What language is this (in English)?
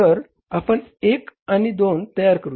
Marathi